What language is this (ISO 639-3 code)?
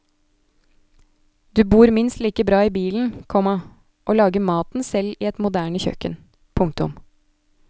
nor